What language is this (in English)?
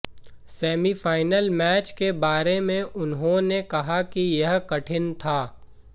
Hindi